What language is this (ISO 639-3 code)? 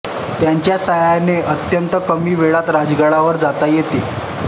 mar